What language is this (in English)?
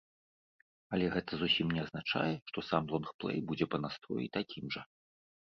Belarusian